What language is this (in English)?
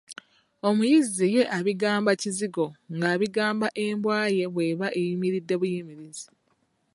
Ganda